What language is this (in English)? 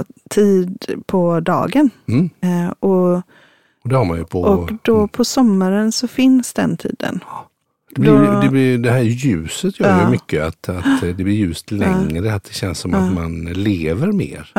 Swedish